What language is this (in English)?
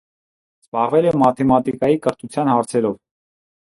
Armenian